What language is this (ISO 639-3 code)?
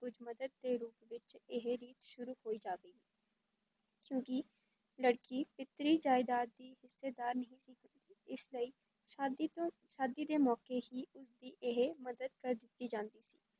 pan